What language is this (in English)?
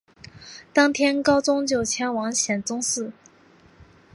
Chinese